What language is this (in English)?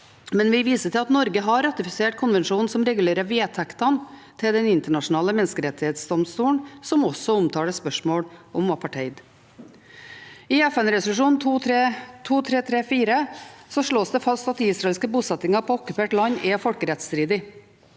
Norwegian